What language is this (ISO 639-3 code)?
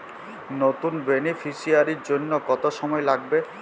ben